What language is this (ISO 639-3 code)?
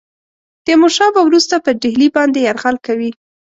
pus